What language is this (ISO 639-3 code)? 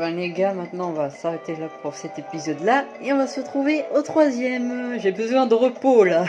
fra